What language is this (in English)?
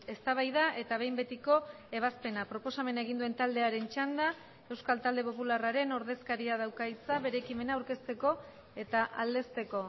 Basque